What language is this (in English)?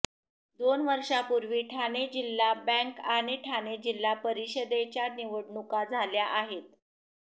Marathi